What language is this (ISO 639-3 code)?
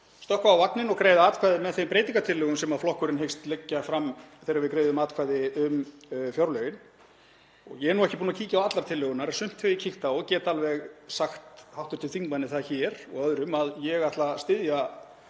isl